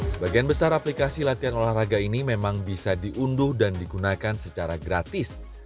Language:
Indonesian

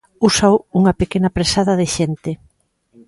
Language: Galician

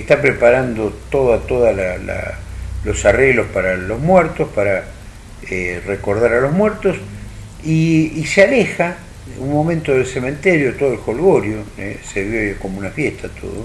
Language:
Spanish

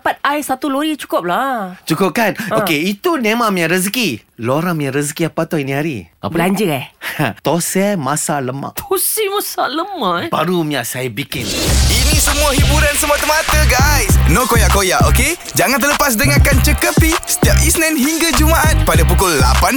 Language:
Malay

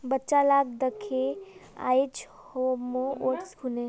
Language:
Magahi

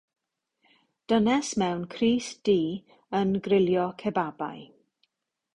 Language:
Welsh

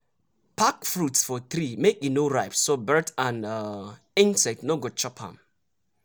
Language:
Nigerian Pidgin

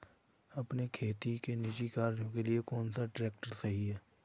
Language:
Hindi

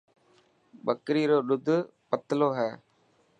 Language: Dhatki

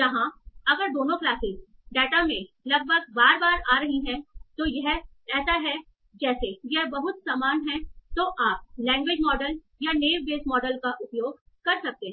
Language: Hindi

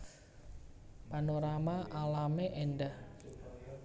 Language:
Javanese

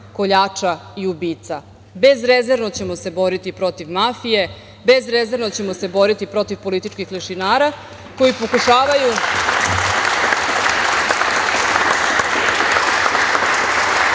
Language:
Serbian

